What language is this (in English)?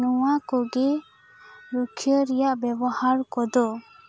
Santali